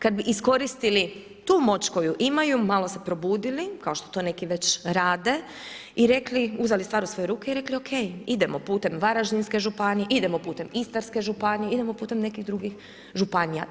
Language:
Croatian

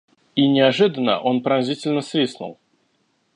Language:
Russian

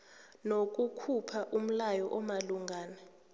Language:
South Ndebele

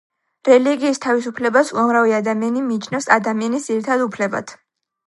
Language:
Georgian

